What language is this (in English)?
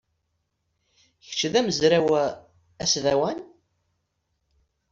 Kabyle